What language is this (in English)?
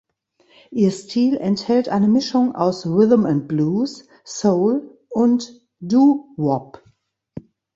German